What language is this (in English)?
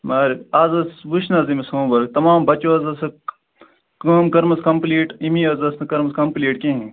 Kashmiri